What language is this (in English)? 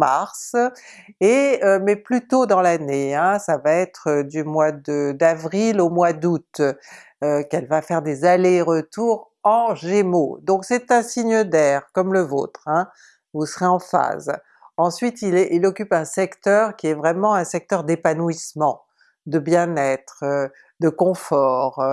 French